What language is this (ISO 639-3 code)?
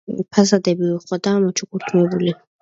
kat